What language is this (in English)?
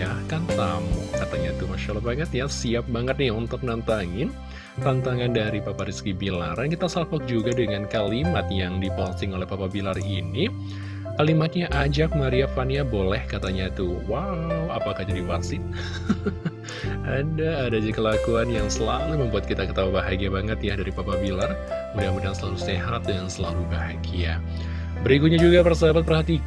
Indonesian